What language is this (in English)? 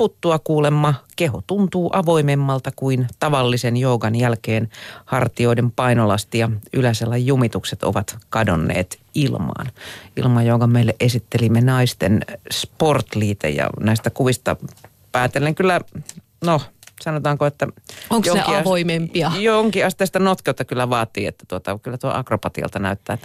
Finnish